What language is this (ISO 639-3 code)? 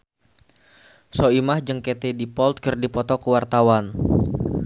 sun